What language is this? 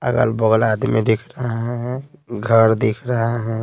Hindi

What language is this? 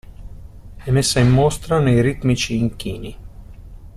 Italian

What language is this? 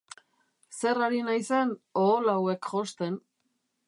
Basque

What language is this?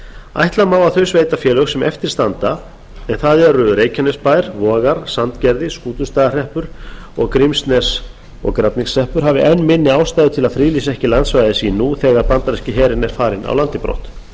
Icelandic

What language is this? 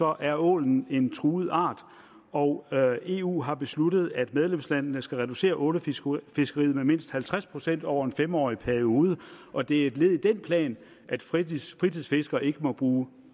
Danish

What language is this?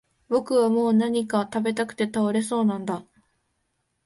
Japanese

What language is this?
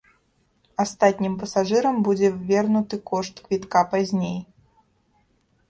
Belarusian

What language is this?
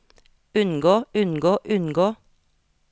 Norwegian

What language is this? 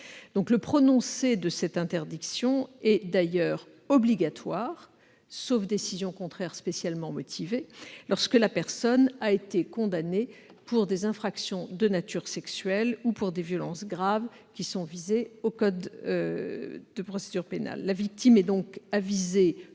French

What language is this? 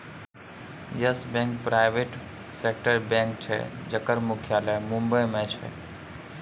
Maithili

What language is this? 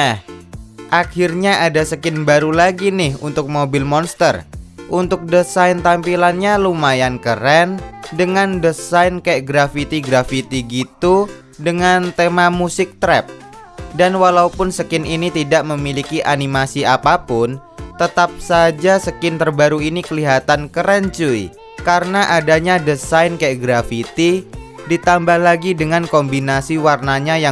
Indonesian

